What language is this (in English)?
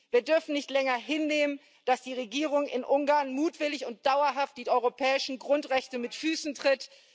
German